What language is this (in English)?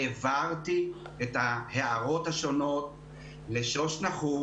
Hebrew